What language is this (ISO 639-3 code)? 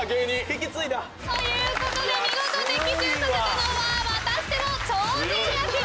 jpn